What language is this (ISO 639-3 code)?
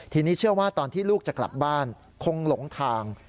tha